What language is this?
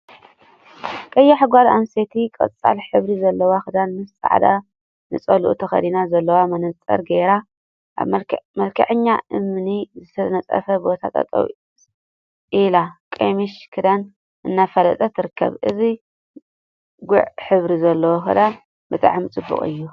Tigrinya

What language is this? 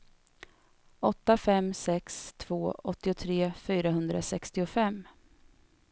Swedish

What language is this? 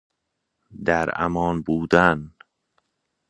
Persian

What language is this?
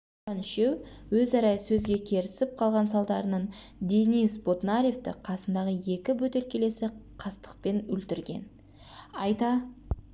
Kazakh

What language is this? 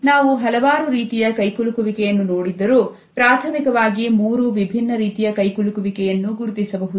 Kannada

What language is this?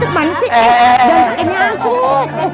Indonesian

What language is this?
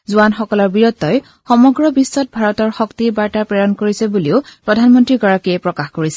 Assamese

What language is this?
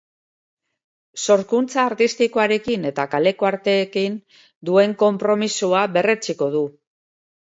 Basque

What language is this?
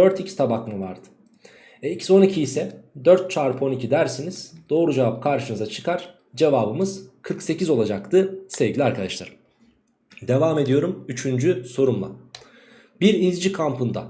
Turkish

